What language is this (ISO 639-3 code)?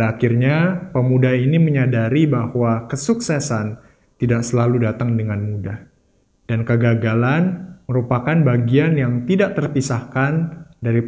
ind